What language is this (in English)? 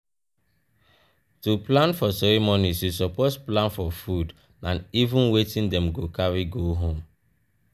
Nigerian Pidgin